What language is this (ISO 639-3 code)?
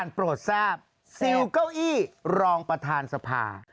tha